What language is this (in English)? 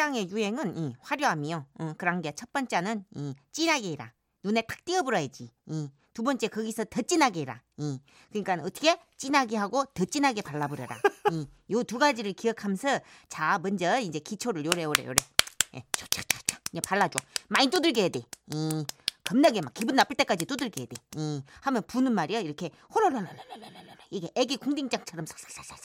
Korean